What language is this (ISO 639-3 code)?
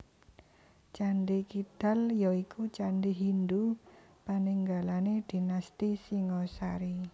jav